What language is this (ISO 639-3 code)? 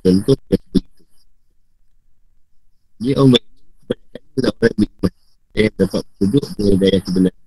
msa